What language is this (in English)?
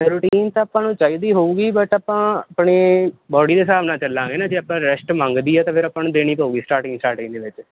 Punjabi